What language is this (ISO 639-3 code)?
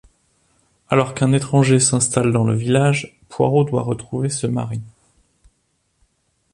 fra